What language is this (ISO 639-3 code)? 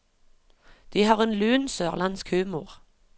nor